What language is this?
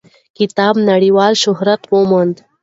Pashto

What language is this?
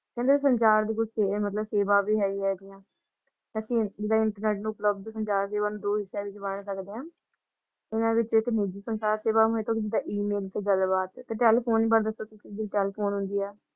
Punjabi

